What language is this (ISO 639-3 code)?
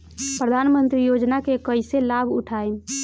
bho